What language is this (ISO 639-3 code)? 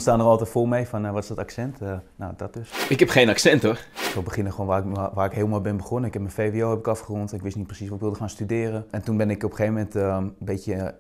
nld